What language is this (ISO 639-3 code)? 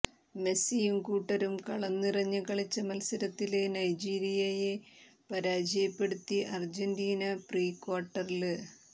mal